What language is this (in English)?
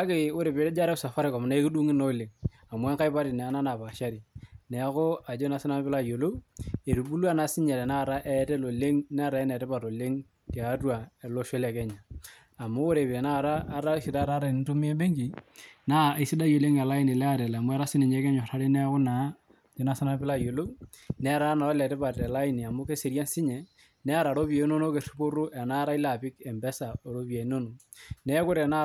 Masai